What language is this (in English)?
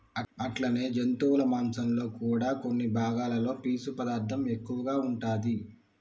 Telugu